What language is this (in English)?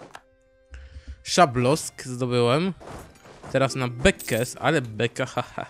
Polish